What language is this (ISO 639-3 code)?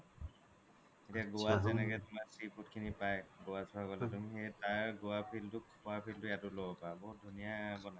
asm